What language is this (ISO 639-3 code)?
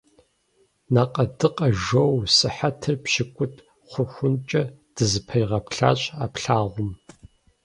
kbd